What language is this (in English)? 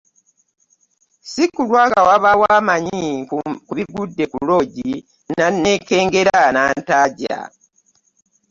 Ganda